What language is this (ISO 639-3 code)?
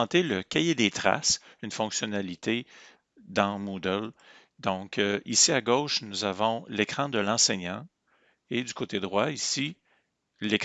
fra